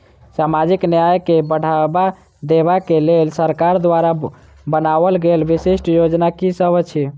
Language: Maithili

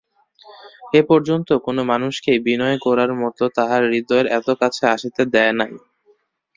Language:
Bangla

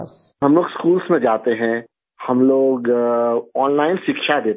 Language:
Hindi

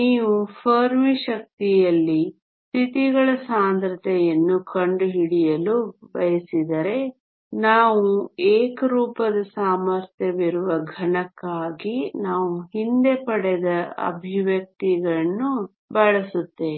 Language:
Kannada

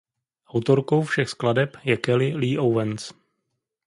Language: Czech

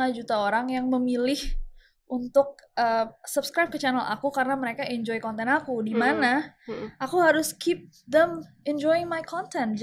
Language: Indonesian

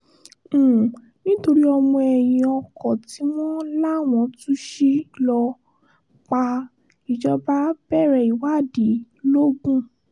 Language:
Yoruba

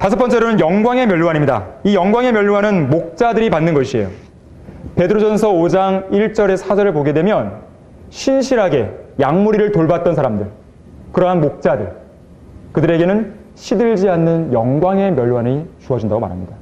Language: Korean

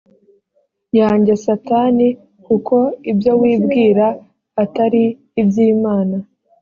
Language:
Kinyarwanda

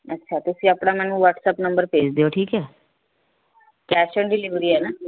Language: Punjabi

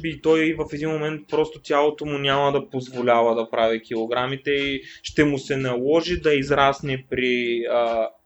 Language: Bulgarian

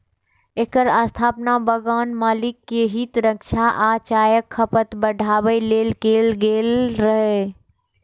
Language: Maithili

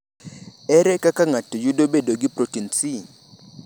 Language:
Luo (Kenya and Tanzania)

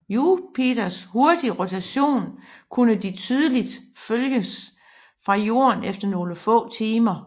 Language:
Danish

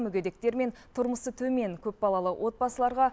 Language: Kazakh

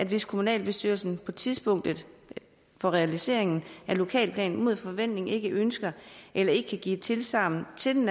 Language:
Danish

